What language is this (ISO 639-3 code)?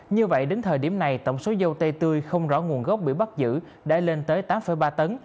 vie